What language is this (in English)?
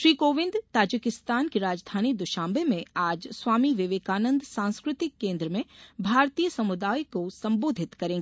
Hindi